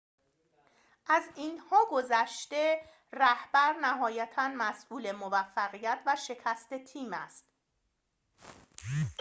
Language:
Persian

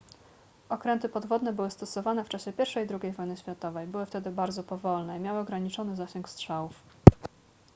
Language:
Polish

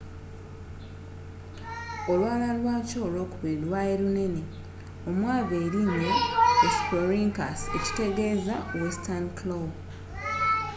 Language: Ganda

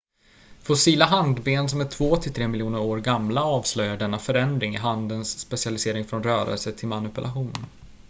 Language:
Swedish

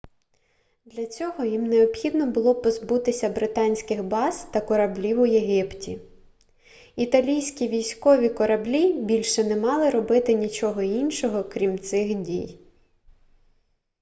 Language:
Ukrainian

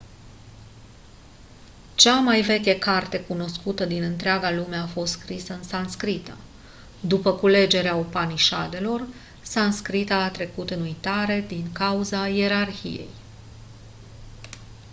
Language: Romanian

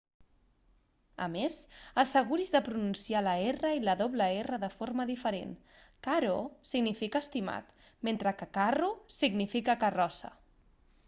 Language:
Catalan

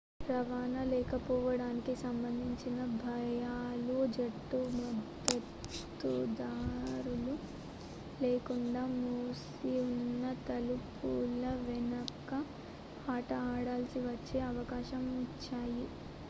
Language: Telugu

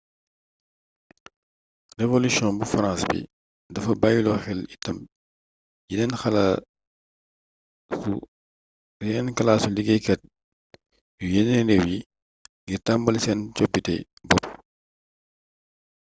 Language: Wolof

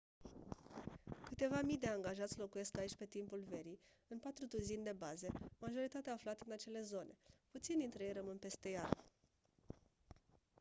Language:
Romanian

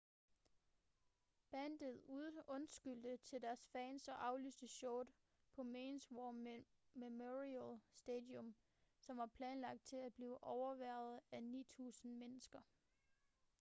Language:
Danish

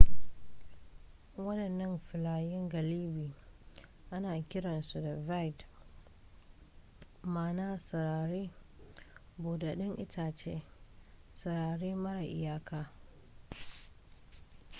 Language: Hausa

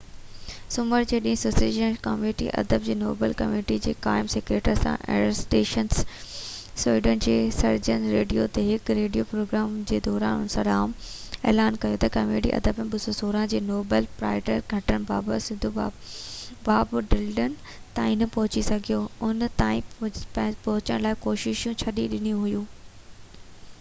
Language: Sindhi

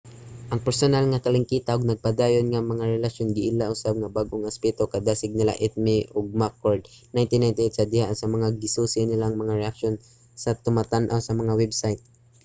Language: Cebuano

